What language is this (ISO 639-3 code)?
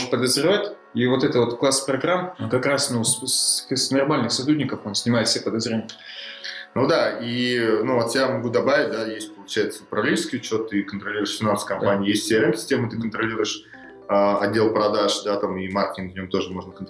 rus